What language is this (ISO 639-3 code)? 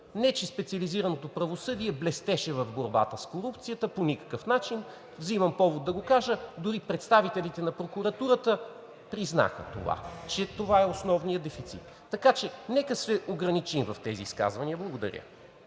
bul